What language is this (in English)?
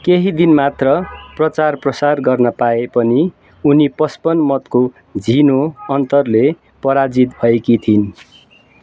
Nepali